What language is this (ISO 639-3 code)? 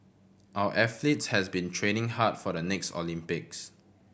eng